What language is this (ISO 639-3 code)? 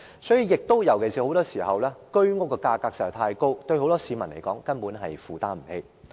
yue